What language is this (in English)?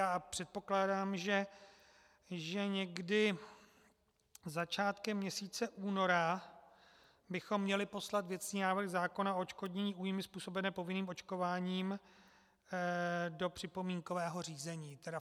Czech